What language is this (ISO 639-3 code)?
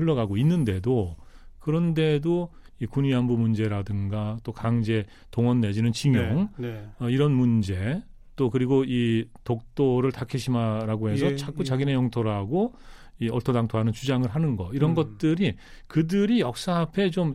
kor